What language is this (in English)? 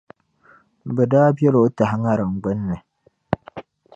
Dagbani